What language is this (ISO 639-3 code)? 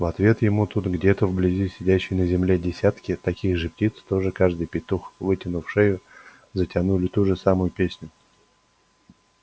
rus